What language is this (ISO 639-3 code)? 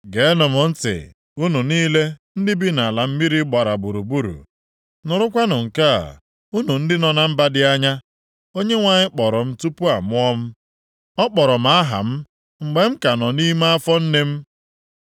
ibo